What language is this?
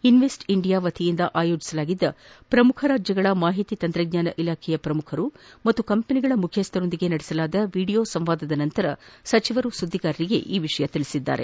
Kannada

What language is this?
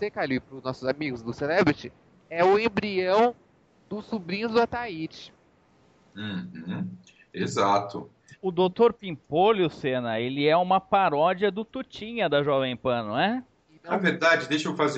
Portuguese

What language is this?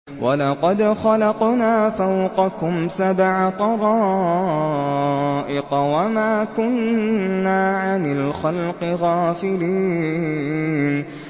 Arabic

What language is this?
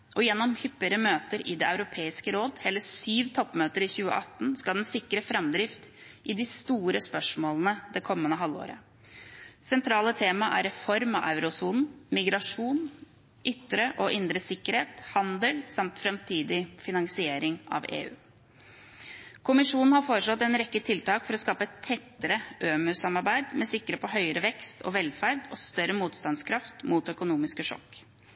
Norwegian Bokmål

